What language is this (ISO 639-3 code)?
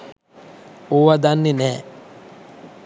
sin